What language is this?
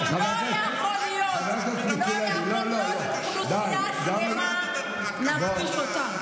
Hebrew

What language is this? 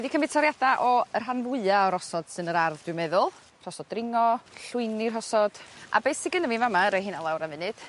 Welsh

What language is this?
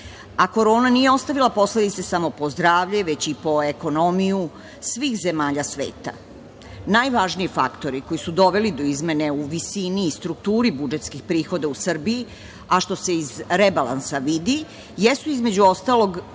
Serbian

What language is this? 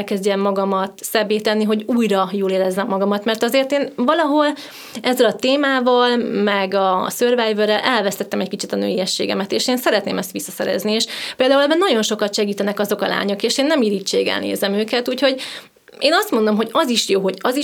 Hungarian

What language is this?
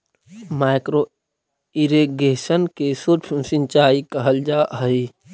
Magahi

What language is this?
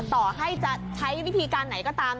Thai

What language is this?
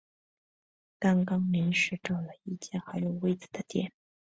Chinese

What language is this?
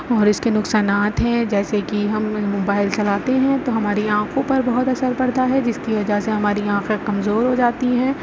Urdu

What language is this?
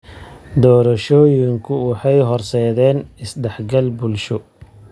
Somali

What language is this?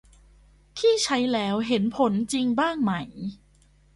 Thai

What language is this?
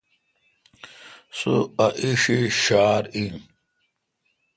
Kalkoti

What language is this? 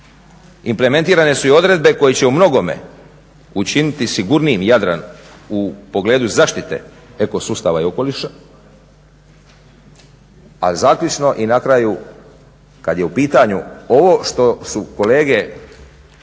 Croatian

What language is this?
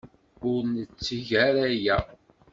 Kabyle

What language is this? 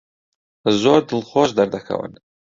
Central Kurdish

